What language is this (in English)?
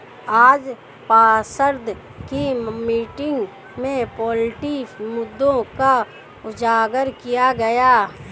Hindi